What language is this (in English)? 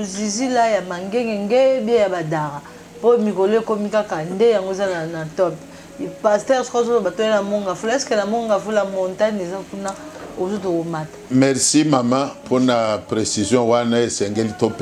French